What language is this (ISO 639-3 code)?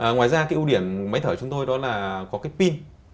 vie